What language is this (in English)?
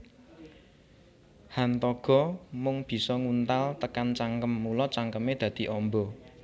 Javanese